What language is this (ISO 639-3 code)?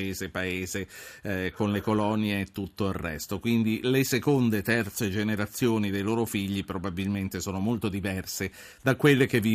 ita